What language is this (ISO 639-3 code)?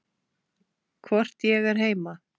isl